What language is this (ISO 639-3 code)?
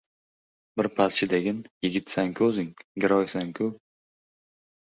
uzb